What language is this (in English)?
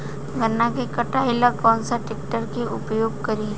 Bhojpuri